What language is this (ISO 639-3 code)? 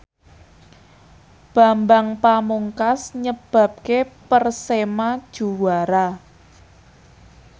jav